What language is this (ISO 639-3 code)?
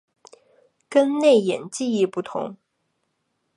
zho